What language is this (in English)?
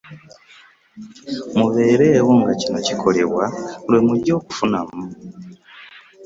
Ganda